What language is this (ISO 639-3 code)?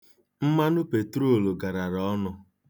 ibo